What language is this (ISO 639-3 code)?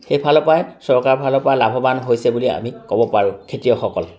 asm